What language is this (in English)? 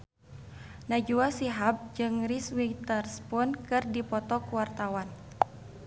Sundanese